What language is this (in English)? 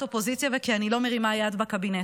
Hebrew